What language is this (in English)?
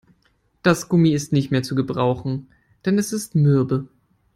German